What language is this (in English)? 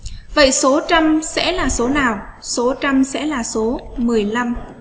Vietnamese